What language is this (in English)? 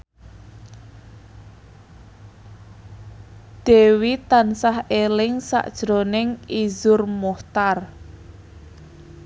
Javanese